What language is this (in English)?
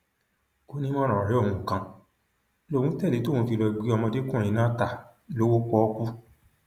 Yoruba